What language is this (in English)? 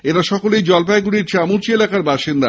Bangla